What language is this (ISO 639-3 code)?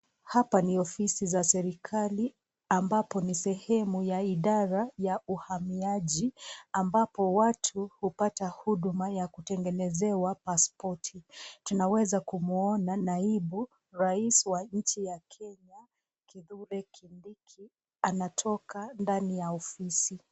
swa